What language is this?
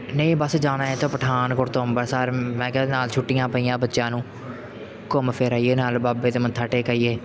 Punjabi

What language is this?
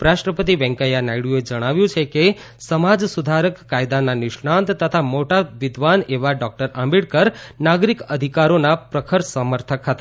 Gujarati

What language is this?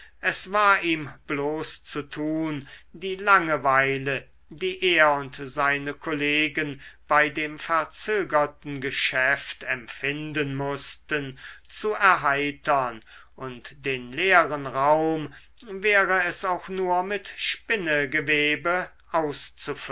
German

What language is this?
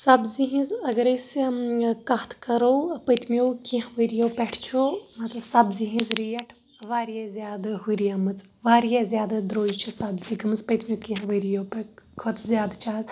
Kashmiri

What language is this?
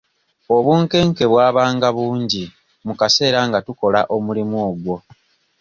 Ganda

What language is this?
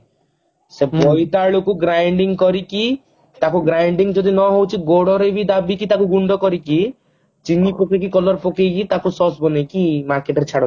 Odia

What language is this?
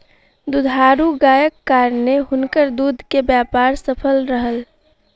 Maithili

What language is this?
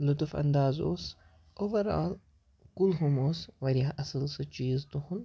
Kashmiri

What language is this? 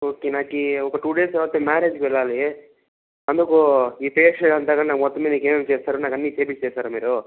Telugu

